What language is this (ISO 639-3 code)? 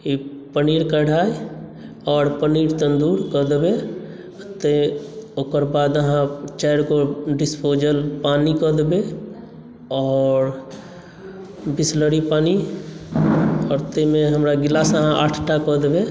mai